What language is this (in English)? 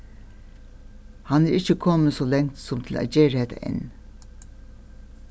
Faroese